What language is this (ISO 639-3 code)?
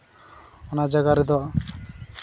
sat